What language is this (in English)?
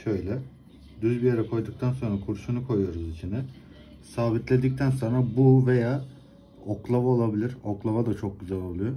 Turkish